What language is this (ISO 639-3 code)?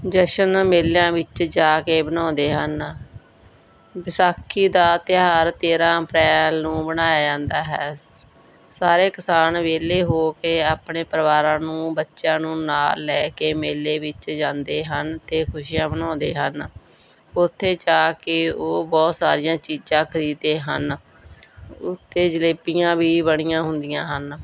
pan